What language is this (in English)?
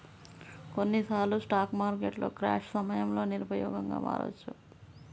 Telugu